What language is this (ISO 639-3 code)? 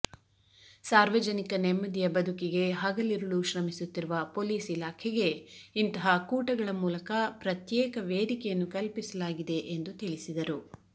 kan